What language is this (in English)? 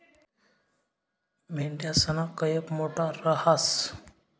Marathi